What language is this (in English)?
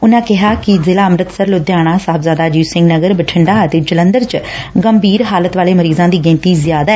Punjabi